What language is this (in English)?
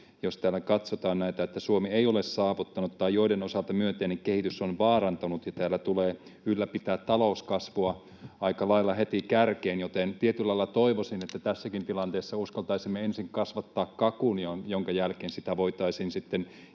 Finnish